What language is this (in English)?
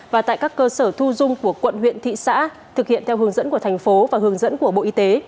Vietnamese